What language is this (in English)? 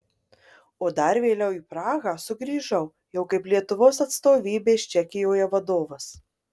Lithuanian